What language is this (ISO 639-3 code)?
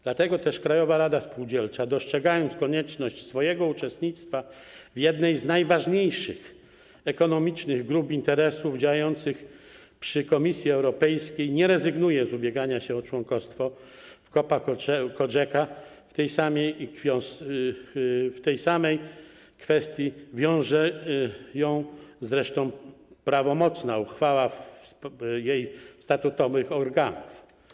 pol